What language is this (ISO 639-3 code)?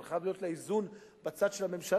heb